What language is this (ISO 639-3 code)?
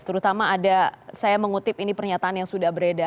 ind